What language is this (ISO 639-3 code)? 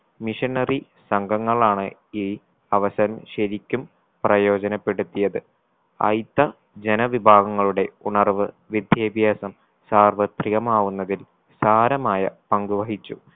mal